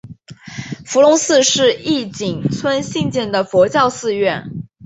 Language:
Chinese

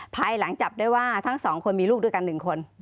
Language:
Thai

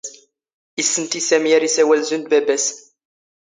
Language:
Standard Moroccan Tamazight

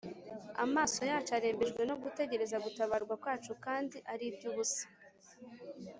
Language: Kinyarwanda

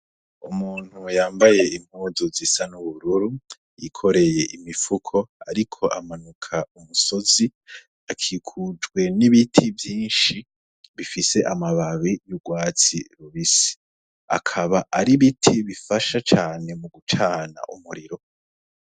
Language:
Rundi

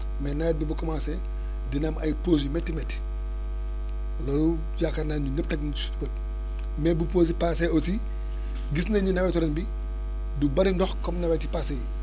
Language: Wolof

